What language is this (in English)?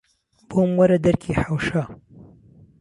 Central Kurdish